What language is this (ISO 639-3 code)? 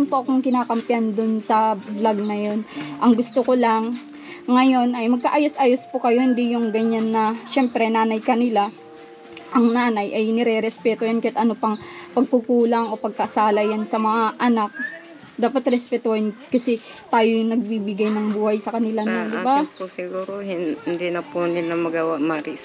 fil